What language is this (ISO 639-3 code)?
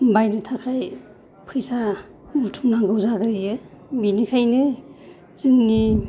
brx